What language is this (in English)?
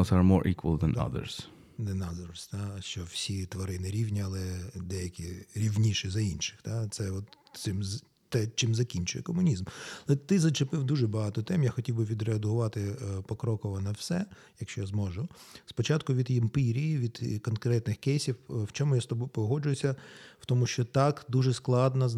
Ukrainian